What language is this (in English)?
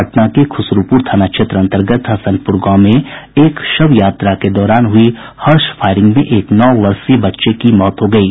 Hindi